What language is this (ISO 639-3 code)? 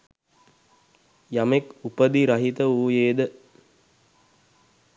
sin